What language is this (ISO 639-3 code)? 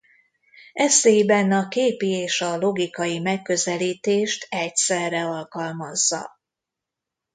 hun